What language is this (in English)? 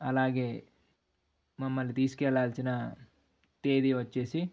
Telugu